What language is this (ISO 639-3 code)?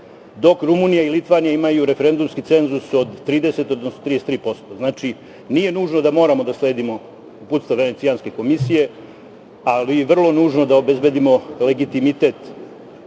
srp